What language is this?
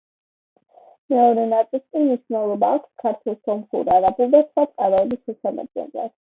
Georgian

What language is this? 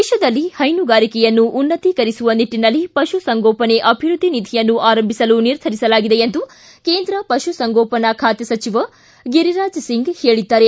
Kannada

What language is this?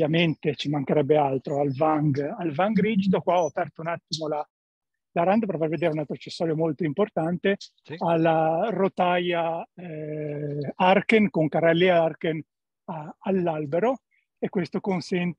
Italian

